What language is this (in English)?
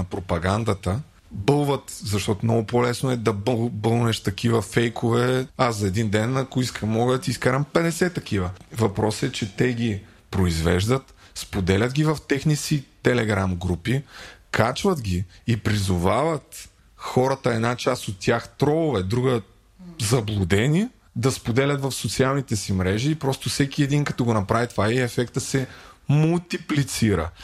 Bulgarian